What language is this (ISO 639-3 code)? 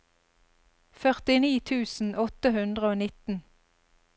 nor